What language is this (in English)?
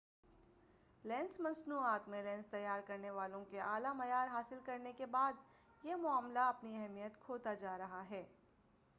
Urdu